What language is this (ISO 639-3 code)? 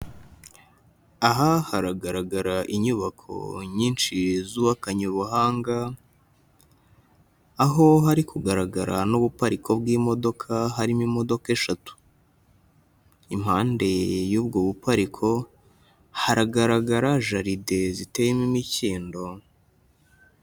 kin